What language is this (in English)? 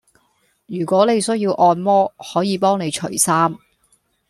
Cantonese